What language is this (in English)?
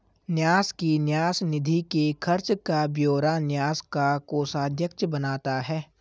Hindi